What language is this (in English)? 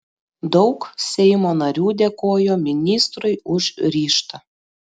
Lithuanian